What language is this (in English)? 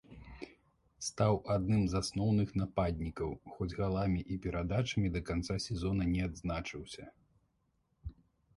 Belarusian